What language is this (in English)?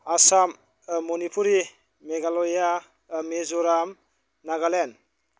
Bodo